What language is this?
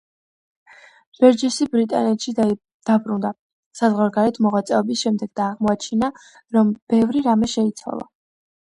Georgian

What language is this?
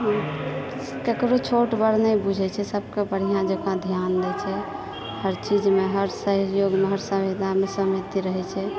Maithili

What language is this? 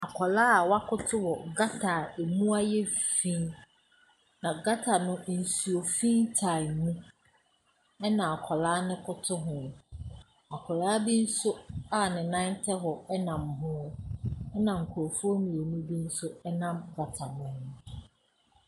Akan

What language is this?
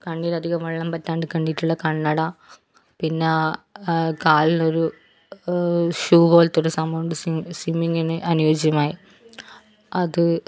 Malayalam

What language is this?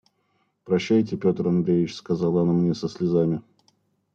Russian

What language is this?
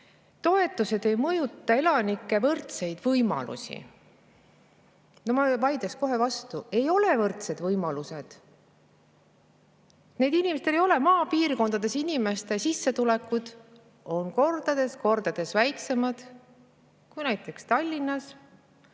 Estonian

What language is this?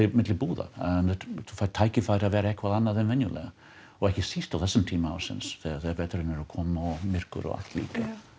Icelandic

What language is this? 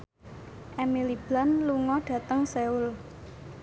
Javanese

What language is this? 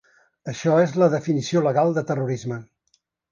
Catalan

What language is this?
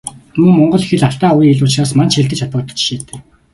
Mongolian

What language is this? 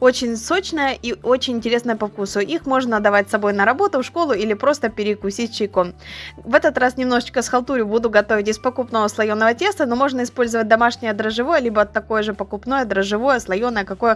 Russian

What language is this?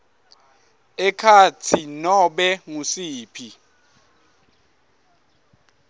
Swati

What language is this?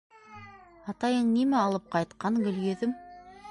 Bashkir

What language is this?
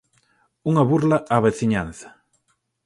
Galician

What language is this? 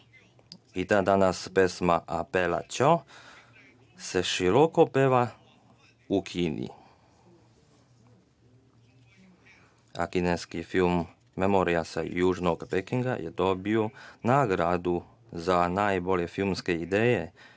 Serbian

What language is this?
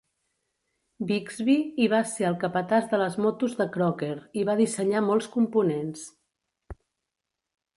Catalan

